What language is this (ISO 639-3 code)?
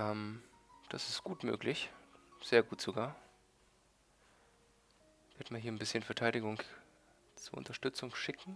deu